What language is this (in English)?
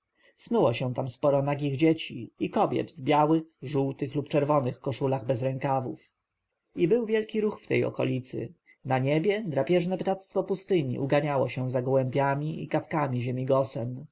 Polish